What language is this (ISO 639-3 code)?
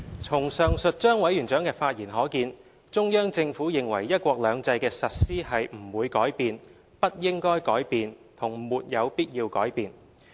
yue